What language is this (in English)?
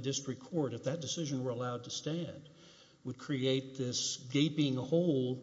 English